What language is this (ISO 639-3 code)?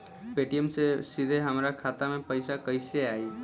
bho